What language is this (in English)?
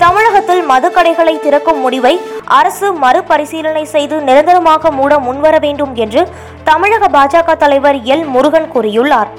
Tamil